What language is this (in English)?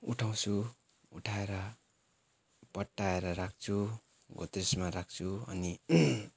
Nepali